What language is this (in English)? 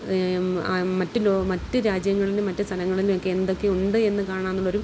Malayalam